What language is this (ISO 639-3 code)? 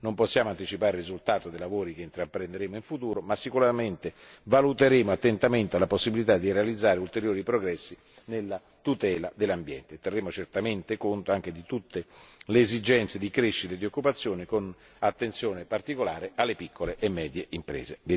ita